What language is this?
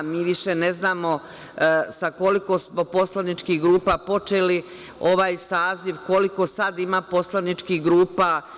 Serbian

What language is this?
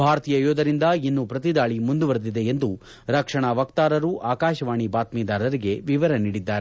Kannada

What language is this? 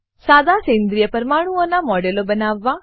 Gujarati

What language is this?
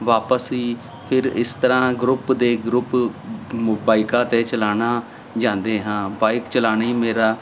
Punjabi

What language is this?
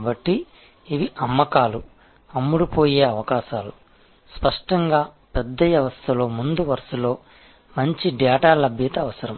Telugu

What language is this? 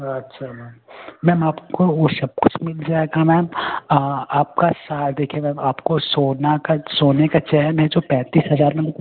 Hindi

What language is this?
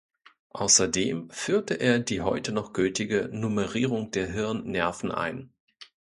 German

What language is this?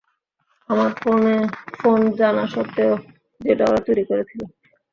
Bangla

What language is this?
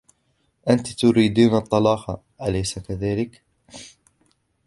Arabic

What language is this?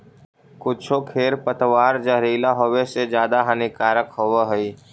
Magahi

